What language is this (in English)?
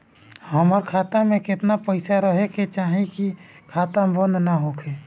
Bhojpuri